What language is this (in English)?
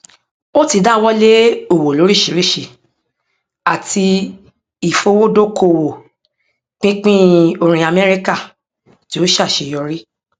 Yoruba